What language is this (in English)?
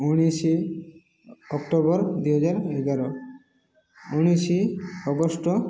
Odia